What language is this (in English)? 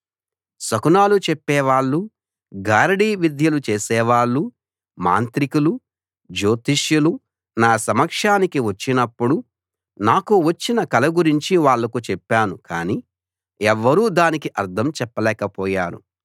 Telugu